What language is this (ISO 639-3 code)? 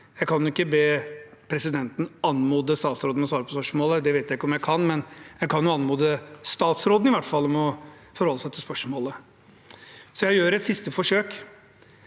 nor